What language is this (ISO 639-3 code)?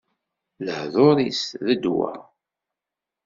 kab